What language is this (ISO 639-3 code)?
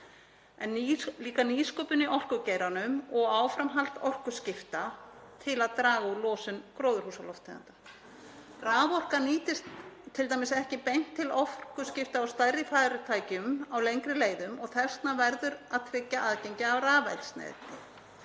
isl